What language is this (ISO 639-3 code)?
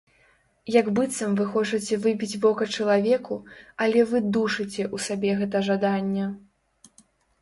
bel